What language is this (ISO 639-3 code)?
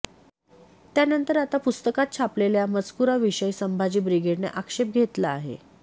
mar